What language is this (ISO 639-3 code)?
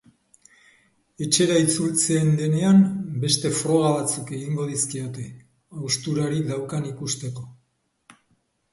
eus